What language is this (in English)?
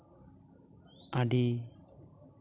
Santali